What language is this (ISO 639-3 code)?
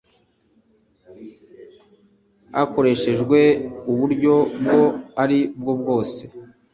kin